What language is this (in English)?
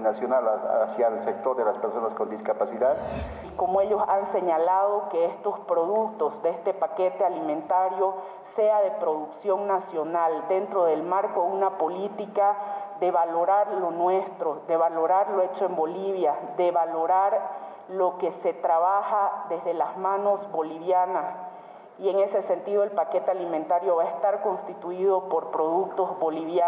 Spanish